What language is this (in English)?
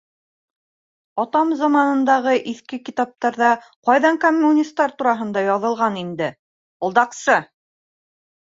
Bashkir